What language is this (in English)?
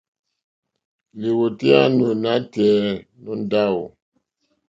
Mokpwe